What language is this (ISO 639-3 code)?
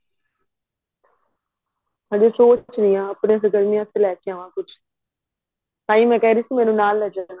pan